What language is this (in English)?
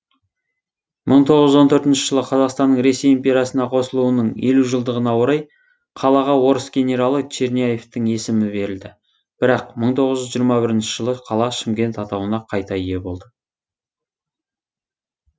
Kazakh